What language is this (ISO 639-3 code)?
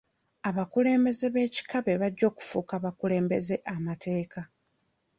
lug